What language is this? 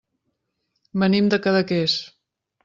Catalan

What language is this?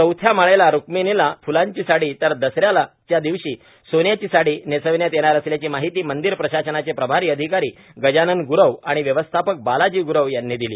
Marathi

